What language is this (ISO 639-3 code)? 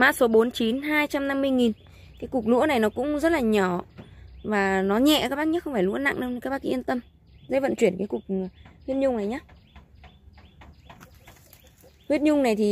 vie